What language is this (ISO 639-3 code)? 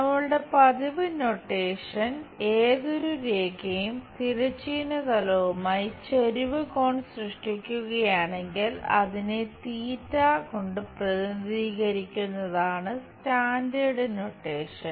mal